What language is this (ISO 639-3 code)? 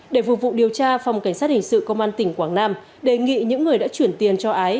vie